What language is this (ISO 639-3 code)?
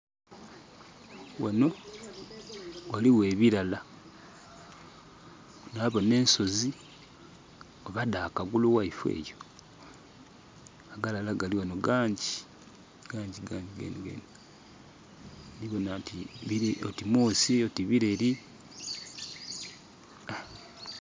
xog